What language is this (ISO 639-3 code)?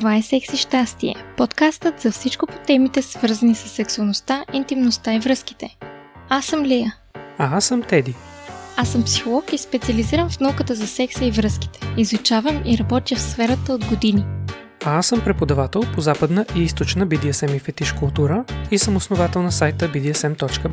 bul